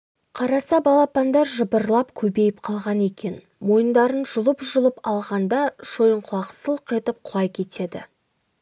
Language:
Kazakh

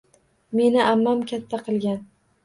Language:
Uzbek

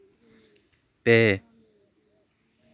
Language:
Santali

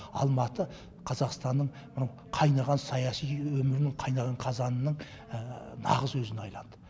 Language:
Kazakh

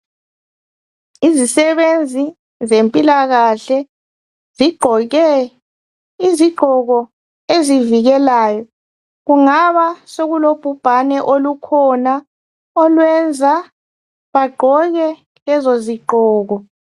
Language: North Ndebele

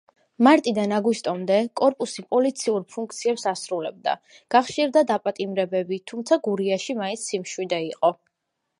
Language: Georgian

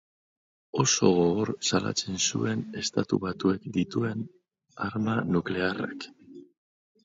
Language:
Basque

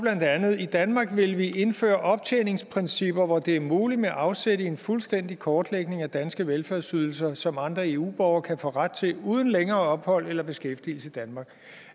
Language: Danish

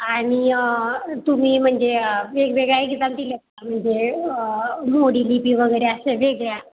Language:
Marathi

